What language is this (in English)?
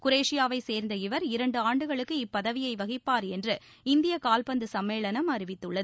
Tamil